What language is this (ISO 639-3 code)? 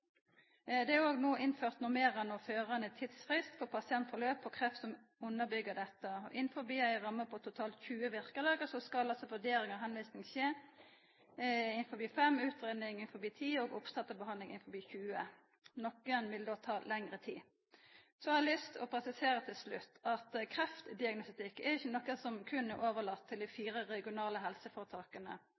nno